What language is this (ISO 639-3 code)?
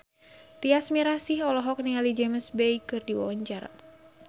sun